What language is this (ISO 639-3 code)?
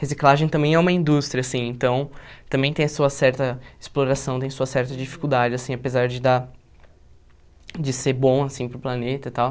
por